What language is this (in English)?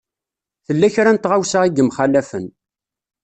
Kabyle